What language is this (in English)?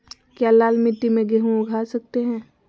Magahi